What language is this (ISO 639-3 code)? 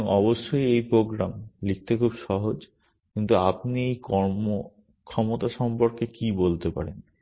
ben